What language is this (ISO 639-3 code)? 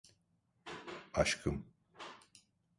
tur